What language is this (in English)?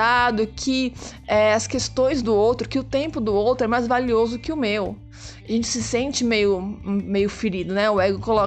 Portuguese